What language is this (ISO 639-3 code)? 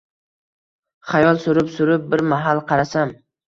uzb